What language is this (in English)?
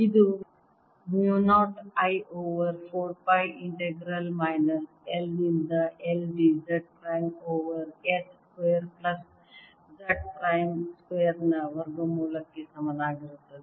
Kannada